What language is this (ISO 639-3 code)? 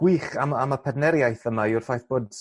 cym